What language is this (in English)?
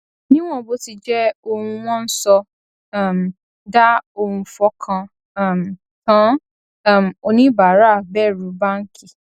Yoruba